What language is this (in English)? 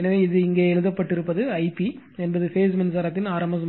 Tamil